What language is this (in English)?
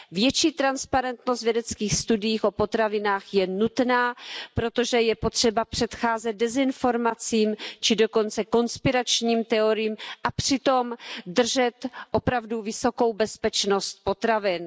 Czech